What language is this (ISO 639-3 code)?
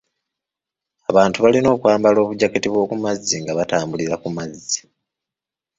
lug